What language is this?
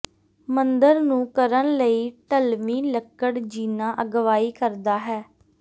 Punjabi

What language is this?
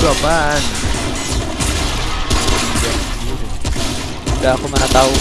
Indonesian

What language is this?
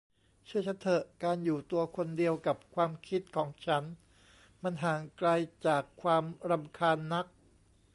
Thai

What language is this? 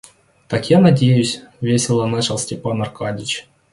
Russian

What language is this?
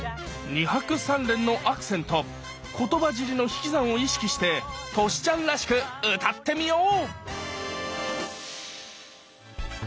Japanese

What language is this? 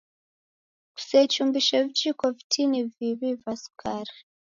Taita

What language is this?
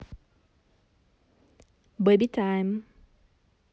Russian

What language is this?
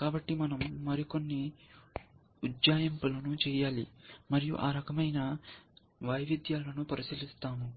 Telugu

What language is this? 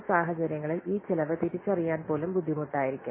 Malayalam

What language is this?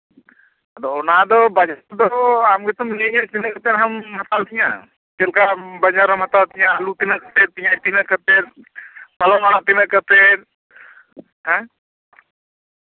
Santali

